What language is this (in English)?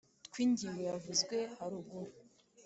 Kinyarwanda